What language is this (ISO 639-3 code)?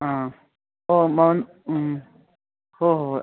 mni